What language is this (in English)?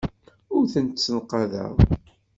Kabyle